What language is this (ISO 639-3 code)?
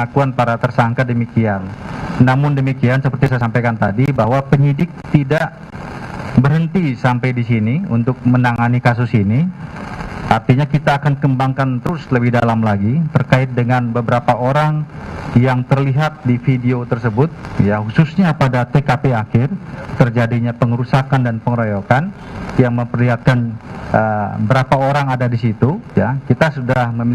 ind